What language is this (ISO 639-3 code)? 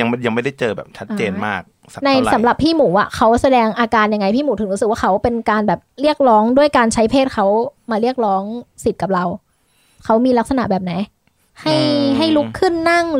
tha